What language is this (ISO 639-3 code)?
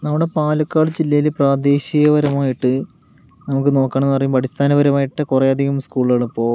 mal